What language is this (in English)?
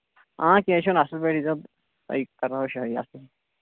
Kashmiri